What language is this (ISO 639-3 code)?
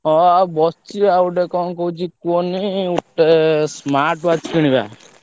ori